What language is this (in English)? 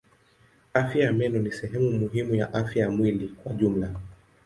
Swahili